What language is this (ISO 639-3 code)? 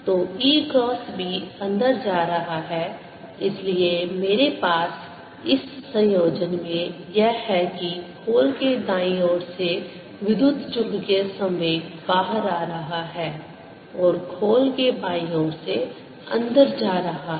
hin